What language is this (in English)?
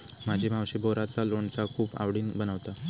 Marathi